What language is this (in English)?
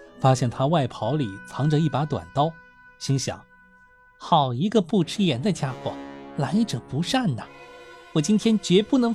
Chinese